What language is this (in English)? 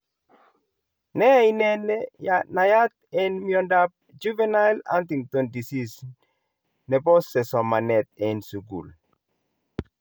Kalenjin